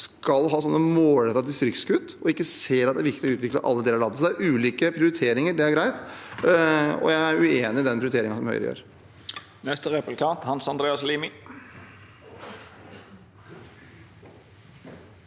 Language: Norwegian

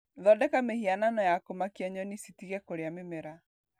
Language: Kikuyu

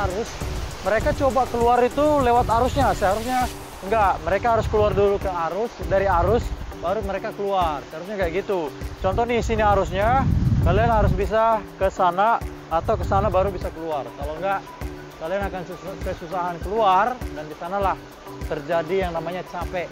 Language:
Indonesian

